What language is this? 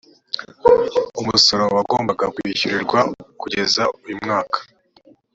Kinyarwanda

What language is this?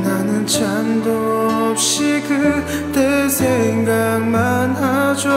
Korean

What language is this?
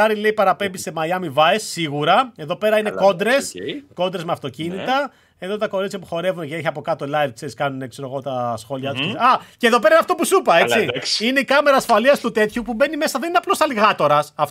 Greek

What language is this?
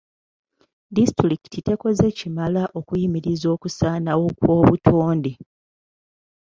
Ganda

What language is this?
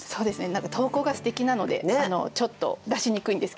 Japanese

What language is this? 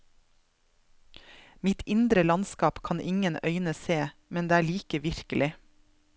Norwegian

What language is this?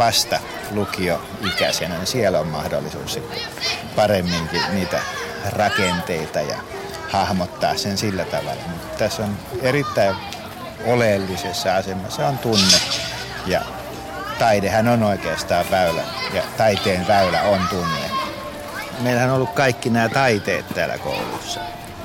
Finnish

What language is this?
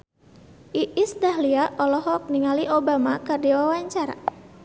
Sundanese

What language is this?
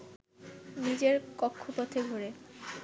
Bangla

